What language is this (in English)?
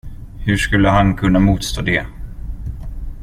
Swedish